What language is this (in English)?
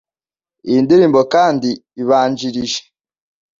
Kinyarwanda